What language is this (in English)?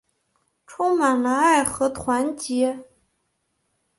Chinese